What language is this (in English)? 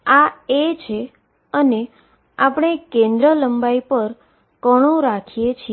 Gujarati